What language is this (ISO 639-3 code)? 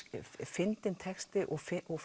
isl